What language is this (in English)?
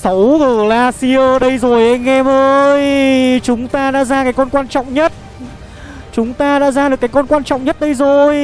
Vietnamese